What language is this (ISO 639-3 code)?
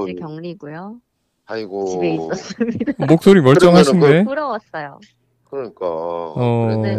kor